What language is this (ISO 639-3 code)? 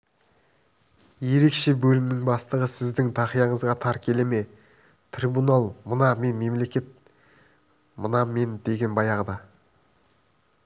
kaz